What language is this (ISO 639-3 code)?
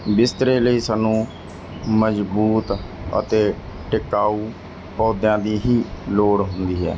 pan